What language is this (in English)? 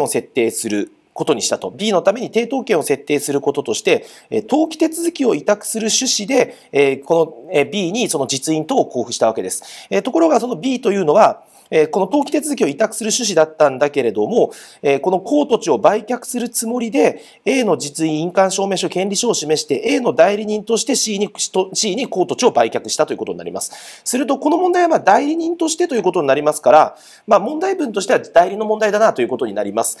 Japanese